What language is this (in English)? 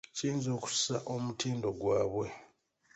Ganda